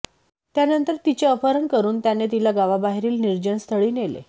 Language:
Marathi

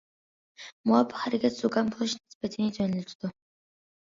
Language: Uyghur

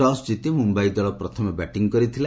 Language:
Odia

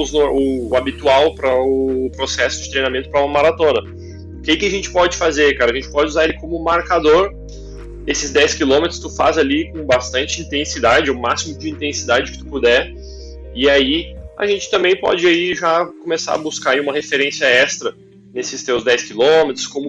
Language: Portuguese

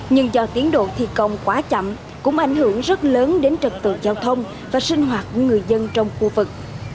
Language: Vietnamese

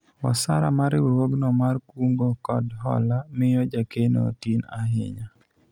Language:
Luo (Kenya and Tanzania)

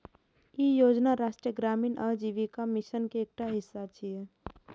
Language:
Maithili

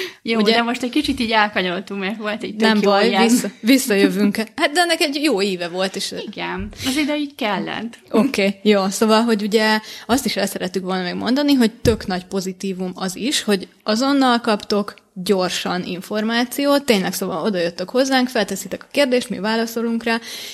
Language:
Hungarian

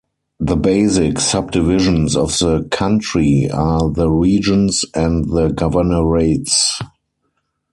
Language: English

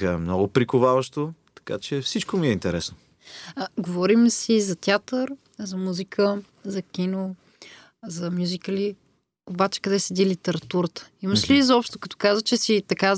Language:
Bulgarian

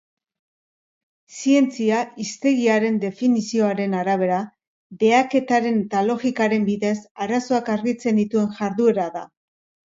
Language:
Basque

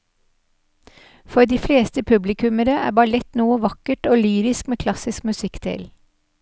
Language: Norwegian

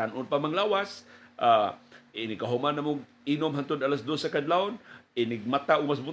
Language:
Filipino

